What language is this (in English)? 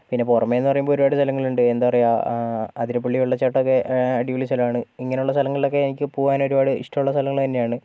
Malayalam